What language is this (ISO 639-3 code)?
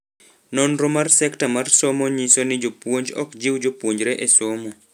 luo